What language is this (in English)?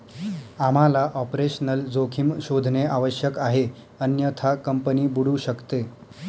Marathi